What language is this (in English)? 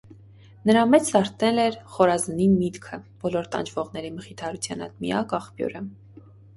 Armenian